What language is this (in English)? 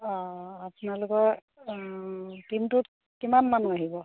Assamese